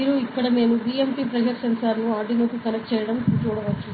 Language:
Telugu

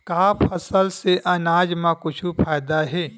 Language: Chhattisgarhi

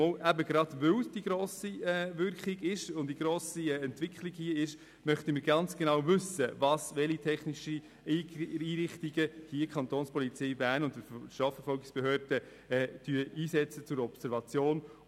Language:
Swiss German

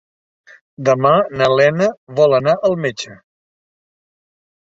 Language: Catalan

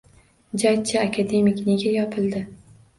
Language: Uzbek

